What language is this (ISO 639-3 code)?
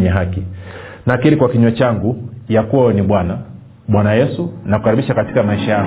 swa